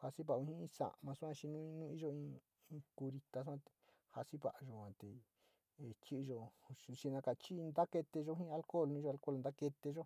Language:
Sinicahua Mixtec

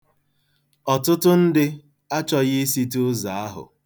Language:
Igbo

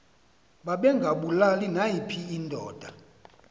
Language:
Xhosa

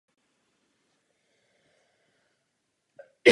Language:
Czech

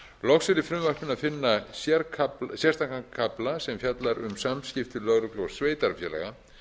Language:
Icelandic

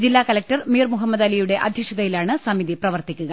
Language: Malayalam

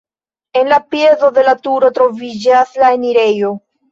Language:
Esperanto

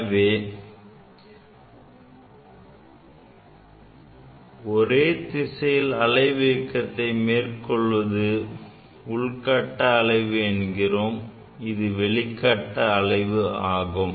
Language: Tamil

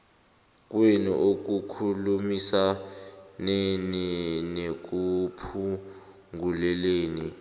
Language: South Ndebele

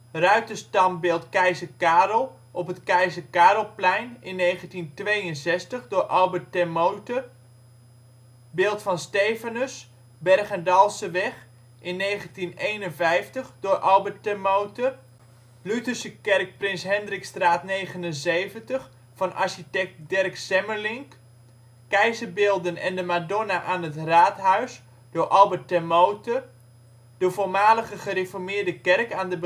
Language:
Dutch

